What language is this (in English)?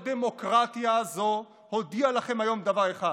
Hebrew